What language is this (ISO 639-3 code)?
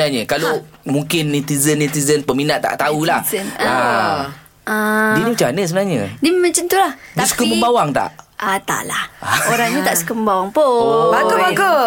msa